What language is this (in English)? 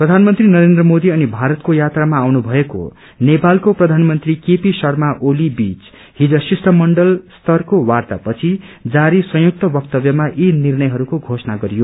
Nepali